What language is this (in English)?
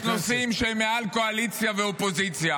Hebrew